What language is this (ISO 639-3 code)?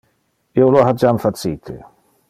ina